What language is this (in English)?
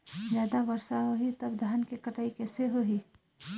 Chhattisgarhi